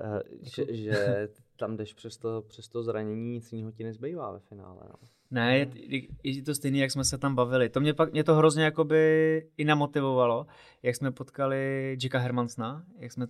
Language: Czech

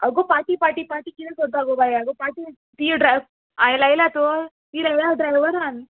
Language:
Konkani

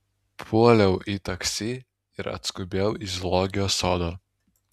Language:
Lithuanian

